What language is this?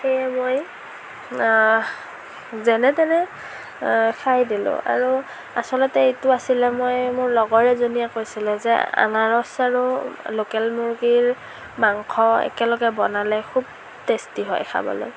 Assamese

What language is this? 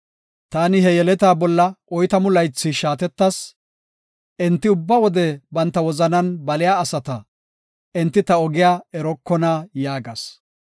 Gofa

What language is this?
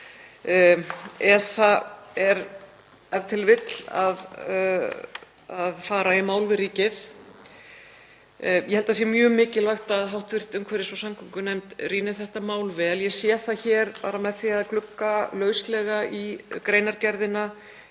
Icelandic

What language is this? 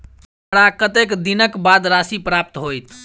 Maithili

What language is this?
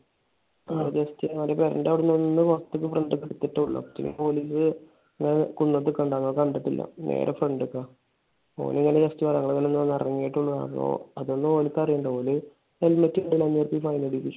Malayalam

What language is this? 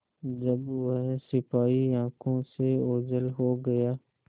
Hindi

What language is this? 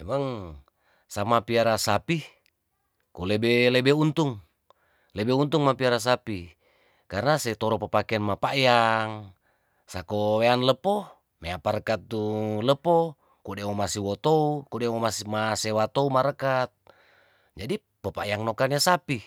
Tondano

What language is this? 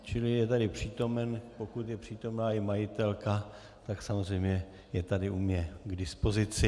Czech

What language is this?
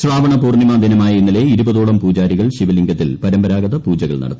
Malayalam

